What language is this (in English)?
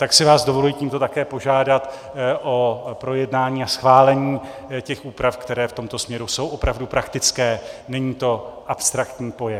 Czech